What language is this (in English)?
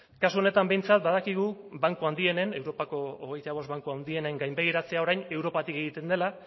Basque